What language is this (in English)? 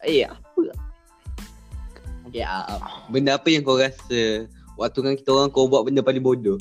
Malay